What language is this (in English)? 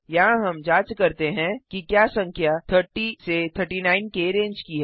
Hindi